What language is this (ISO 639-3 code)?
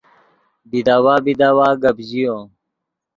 ydg